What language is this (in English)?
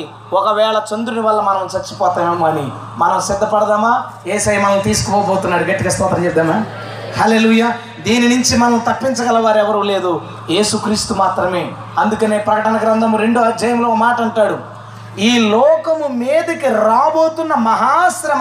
Telugu